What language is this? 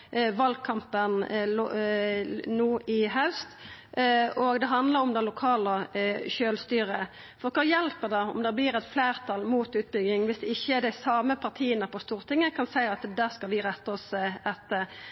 Norwegian Nynorsk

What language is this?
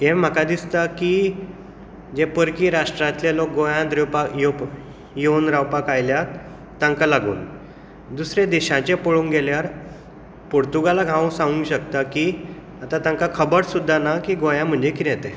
Konkani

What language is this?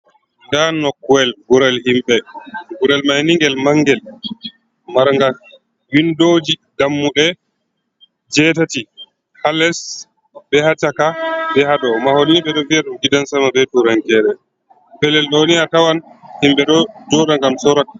Fula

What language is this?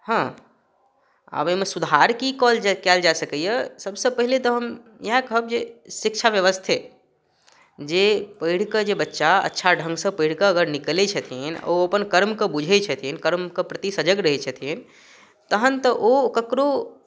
Maithili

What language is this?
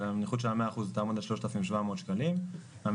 Hebrew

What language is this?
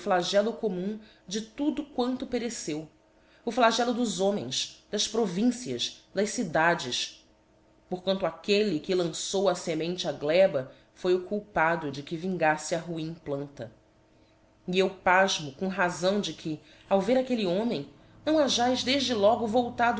Portuguese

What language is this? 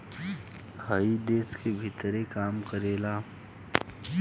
Bhojpuri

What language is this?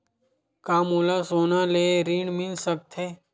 Chhattisgarhi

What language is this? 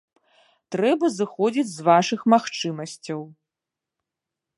Belarusian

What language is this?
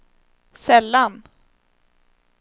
Swedish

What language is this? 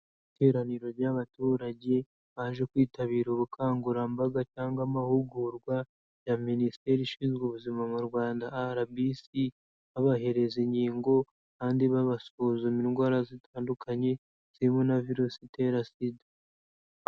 Kinyarwanda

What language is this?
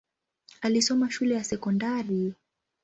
Swahili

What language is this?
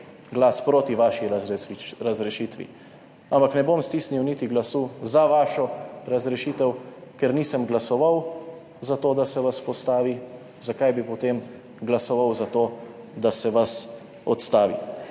Slovenian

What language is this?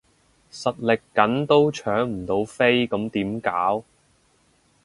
Cantonese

